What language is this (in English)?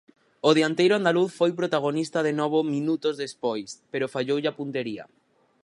Galician